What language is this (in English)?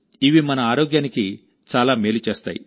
Telugu